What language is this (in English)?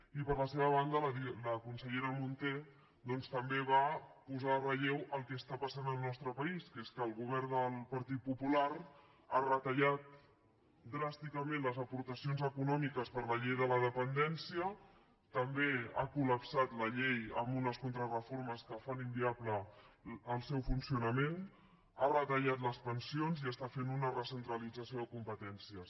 Catalan